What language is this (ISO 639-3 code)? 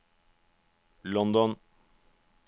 nor